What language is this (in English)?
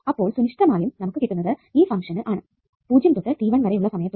Malayalam